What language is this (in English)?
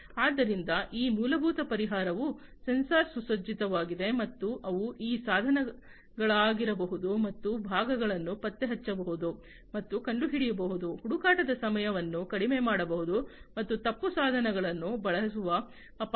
Kannada